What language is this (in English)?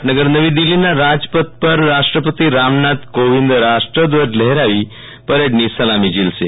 Gujarati